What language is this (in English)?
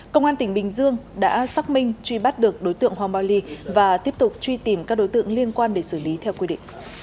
Vietnamese